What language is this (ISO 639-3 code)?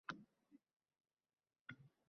uzb